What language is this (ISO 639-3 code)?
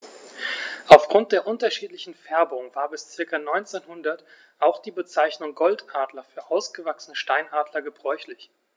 deu